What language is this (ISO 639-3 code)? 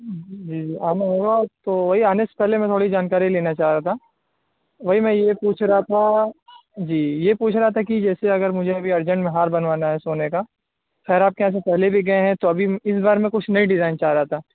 urd